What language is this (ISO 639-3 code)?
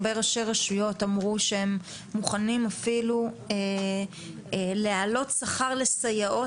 heb